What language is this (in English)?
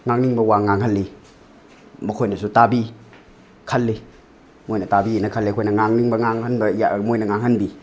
Manipuri